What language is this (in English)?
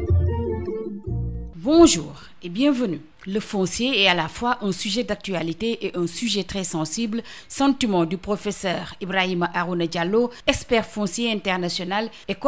French